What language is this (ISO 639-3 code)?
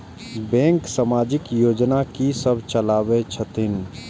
mai